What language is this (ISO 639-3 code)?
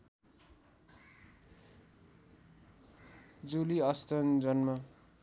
nep